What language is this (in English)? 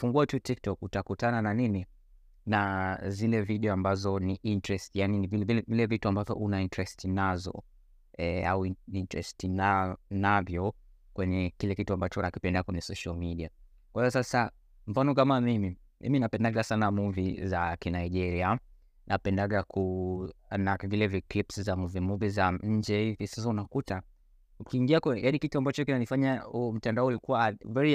Swahili